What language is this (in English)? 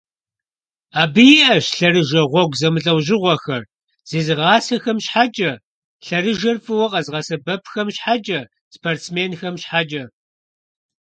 Kabardian